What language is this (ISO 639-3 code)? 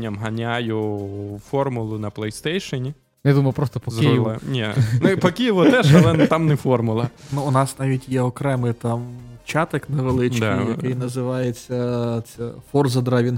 ukr